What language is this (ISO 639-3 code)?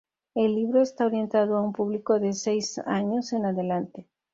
spa